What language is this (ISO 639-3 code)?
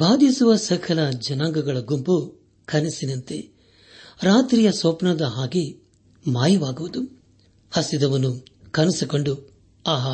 kan